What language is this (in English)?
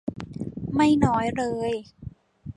Thai